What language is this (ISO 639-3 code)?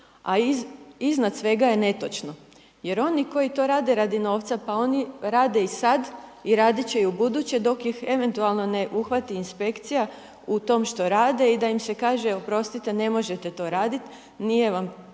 hrv